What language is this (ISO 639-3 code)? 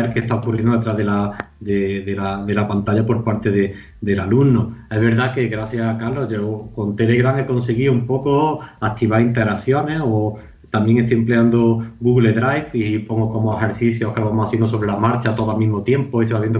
spa